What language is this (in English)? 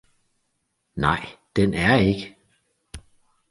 Danish